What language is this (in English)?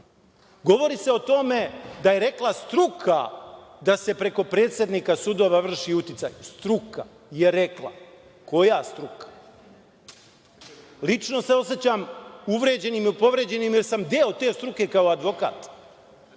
Serbian